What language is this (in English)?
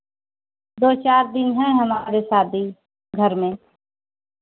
Hindi